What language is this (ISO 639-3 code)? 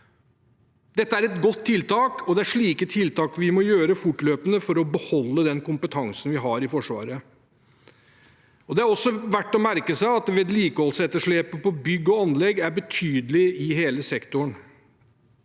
nor